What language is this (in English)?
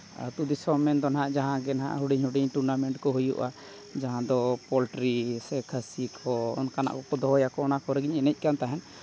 Santali